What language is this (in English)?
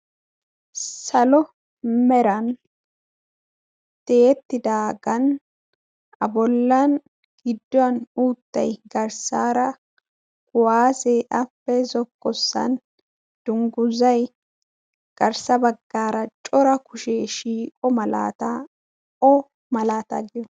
Wolaytta